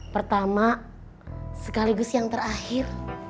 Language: Indonesian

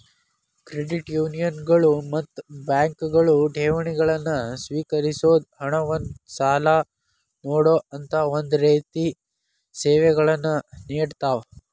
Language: Kannada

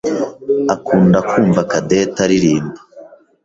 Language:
Kinyarwanda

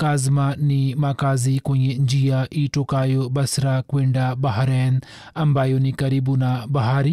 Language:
Swahili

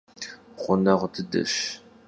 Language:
Kabardian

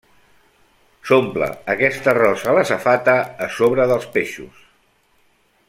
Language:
Catalan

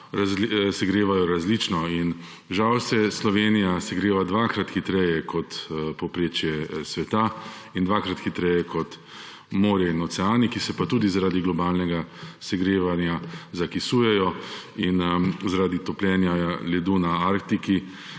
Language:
Slovenian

